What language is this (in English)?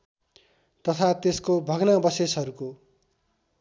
Nepali